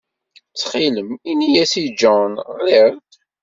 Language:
Kabyle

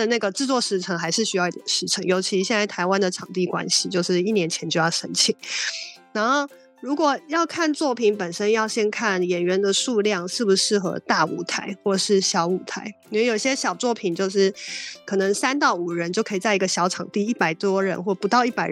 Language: Chinese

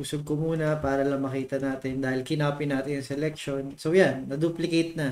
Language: Filipino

